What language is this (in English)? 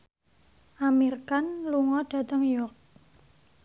Javanese